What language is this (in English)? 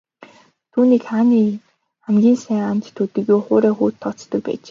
Mongolian